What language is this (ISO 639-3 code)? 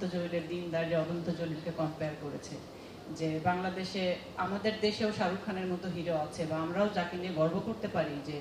ron